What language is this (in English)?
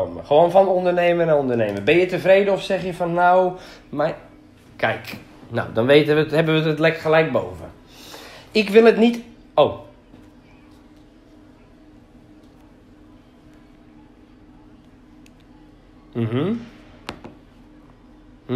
Dutch